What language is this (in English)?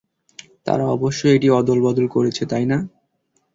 Bangla